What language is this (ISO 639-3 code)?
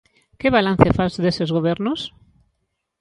glg